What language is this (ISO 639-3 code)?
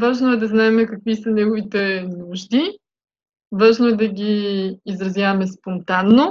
bul